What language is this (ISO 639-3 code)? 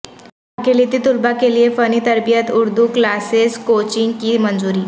urd